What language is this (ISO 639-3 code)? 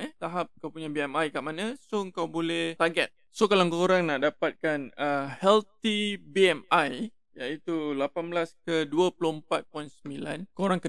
msa